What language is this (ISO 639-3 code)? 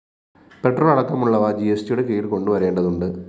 mal